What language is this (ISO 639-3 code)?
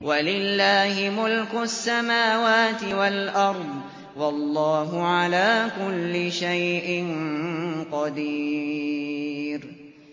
ara